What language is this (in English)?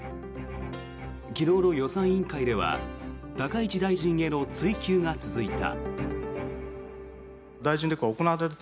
Japanese